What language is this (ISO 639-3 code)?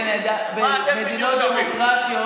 heb